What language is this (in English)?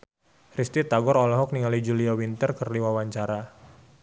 Sundanese